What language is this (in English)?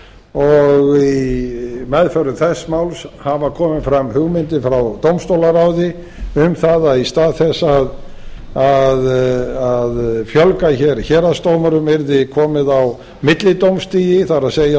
Icelandic